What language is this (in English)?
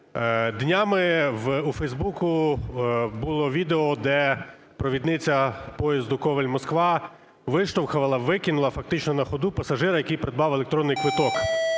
Ukrainian